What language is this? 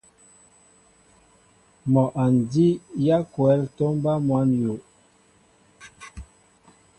Mbo (Cameroon)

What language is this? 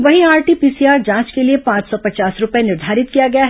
Hindi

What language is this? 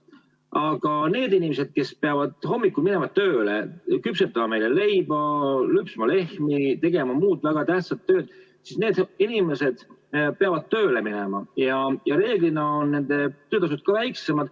Estonian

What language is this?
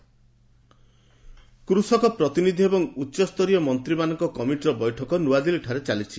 Odia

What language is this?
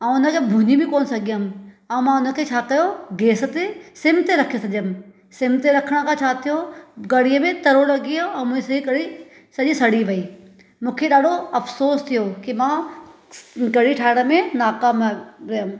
Sindhi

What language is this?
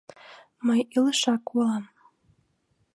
Mari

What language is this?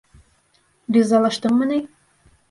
Bashkir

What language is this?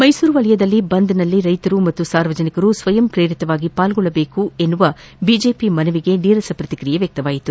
Kannada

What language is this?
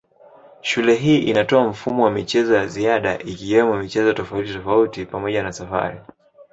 Swahili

